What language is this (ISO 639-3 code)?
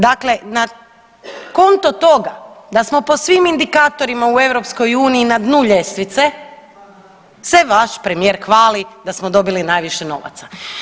hrv